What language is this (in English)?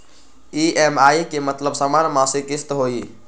Magahi